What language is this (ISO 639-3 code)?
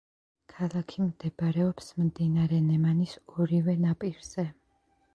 kat